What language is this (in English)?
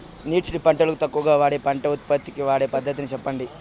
Telugu